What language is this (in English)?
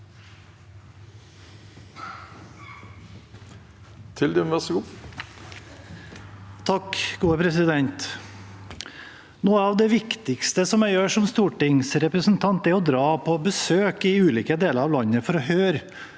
Norwegian